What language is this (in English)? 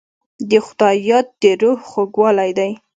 Pashto